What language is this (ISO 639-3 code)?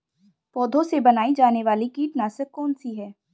hin